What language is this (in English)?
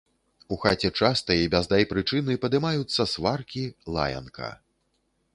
Belarusian